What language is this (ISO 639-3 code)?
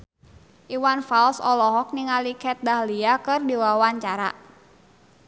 sun